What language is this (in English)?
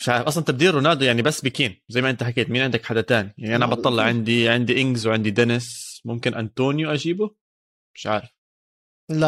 Arabic